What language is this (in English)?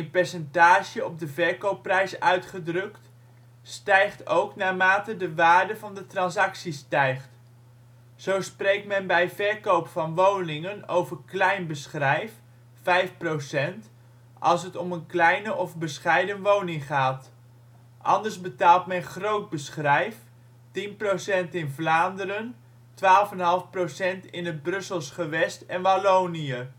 Dutch